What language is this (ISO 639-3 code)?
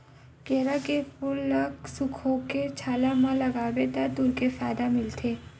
hne